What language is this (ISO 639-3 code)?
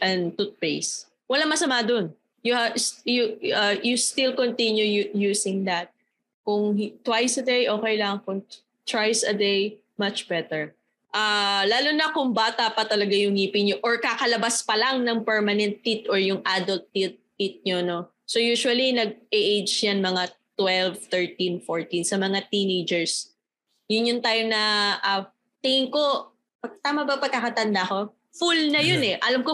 fil